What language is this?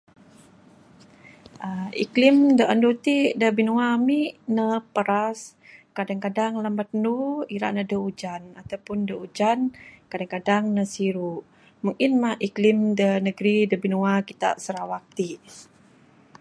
Bukar-Sadung Bidayuh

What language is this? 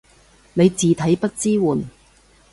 Cantonese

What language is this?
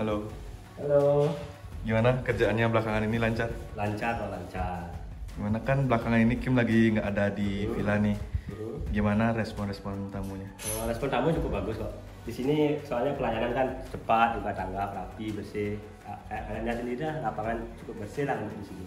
Indonesian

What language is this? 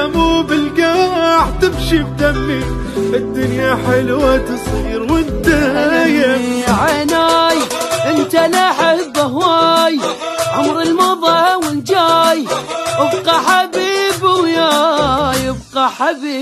Arabic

